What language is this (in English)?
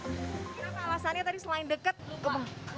Indonesian